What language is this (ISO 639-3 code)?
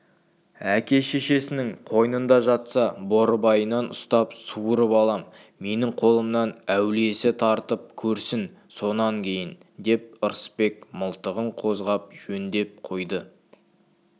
kaz